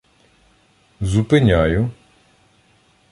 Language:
Ukrainian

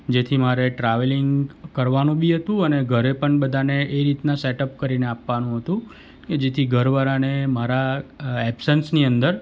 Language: Gujarati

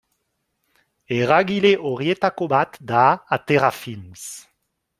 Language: Basque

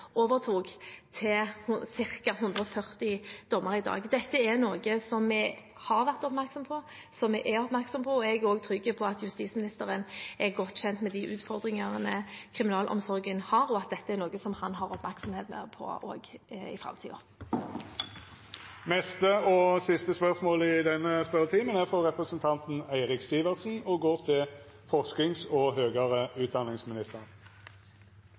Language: Norwegian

